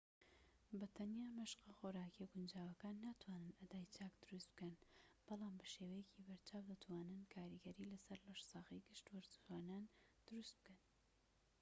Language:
Central Kurdish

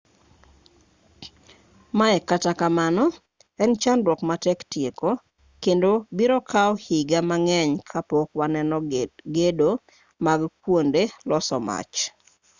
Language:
Luo (Kenya and Tanzania)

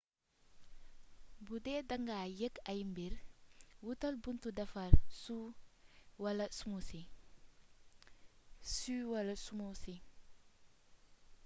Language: Wolof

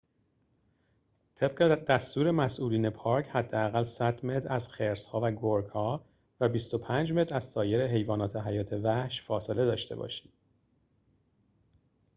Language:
Persian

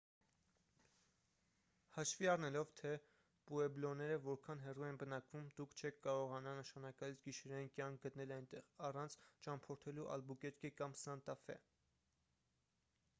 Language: Armenian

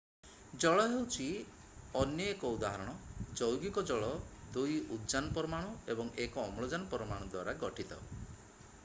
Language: Odia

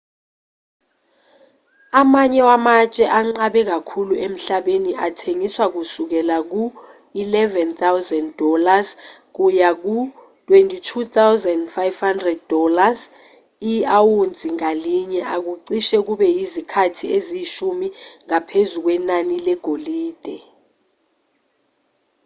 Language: Zulu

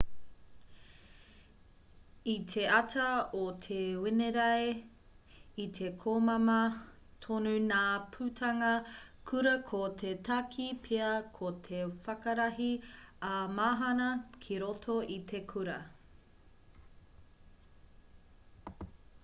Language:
Māori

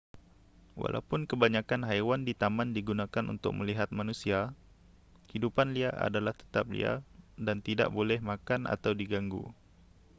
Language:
Malay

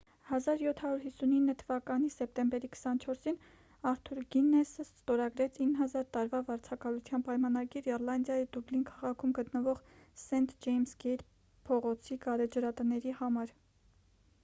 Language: Armenian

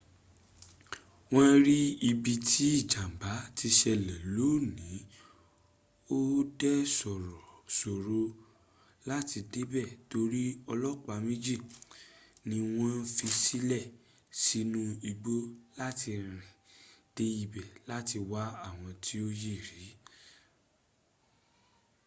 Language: Yoruba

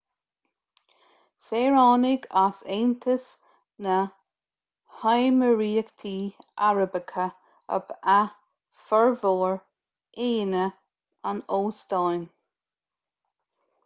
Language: Irish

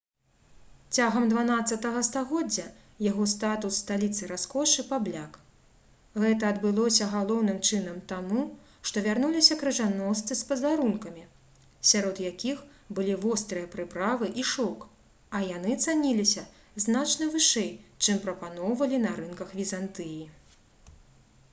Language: Belarusian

